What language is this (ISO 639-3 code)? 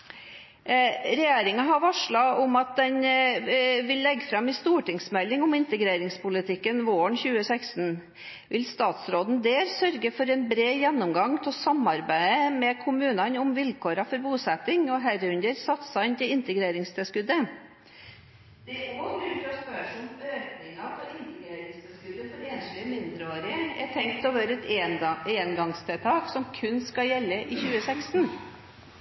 nob